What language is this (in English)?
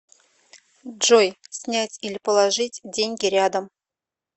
Russian